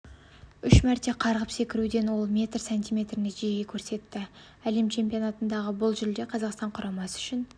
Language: Kazakh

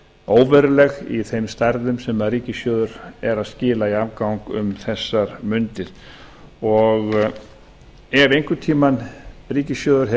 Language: Icelandic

